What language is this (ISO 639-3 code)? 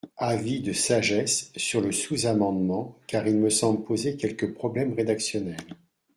fra